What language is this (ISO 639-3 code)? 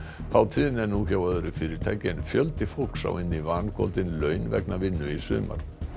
isl